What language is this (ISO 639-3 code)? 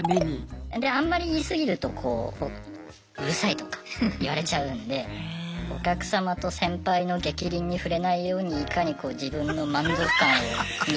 jpn